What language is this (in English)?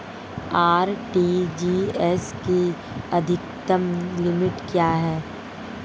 Hindi